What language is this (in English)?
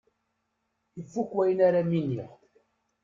Kabyle